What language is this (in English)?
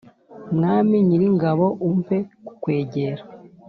Kinyarwanda